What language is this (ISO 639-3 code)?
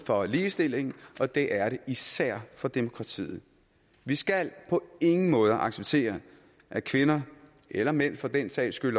dan